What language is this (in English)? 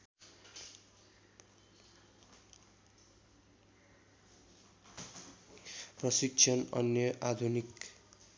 Nepali